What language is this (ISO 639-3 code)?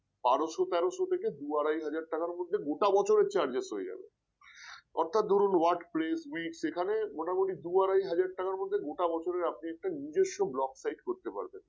ben